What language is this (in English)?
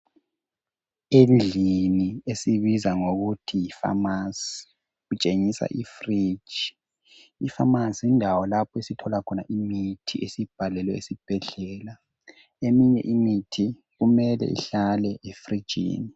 North Ndebele